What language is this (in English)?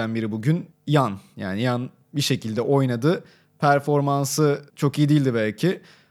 Turkish